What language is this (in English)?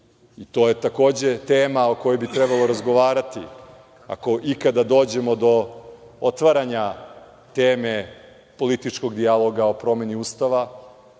Serbian